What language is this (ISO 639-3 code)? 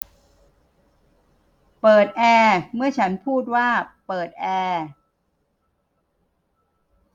tha